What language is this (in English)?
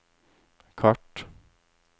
Norwegian